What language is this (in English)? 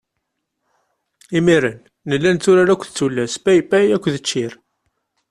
Kabyle